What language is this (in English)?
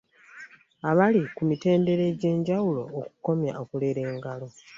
Ganda